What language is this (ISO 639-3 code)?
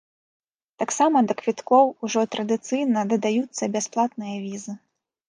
bel